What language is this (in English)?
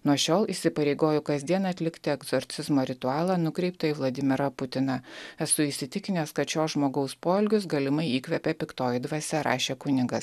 Lithuanian